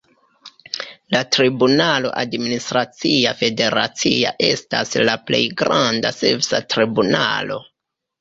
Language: Esperanto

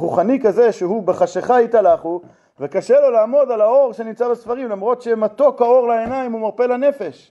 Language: Hebrew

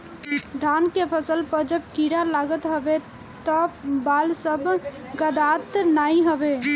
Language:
Bhojpuri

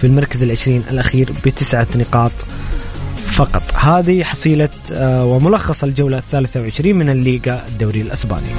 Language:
Arabic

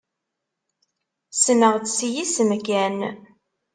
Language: Kabyle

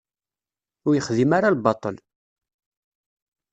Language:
Kabyle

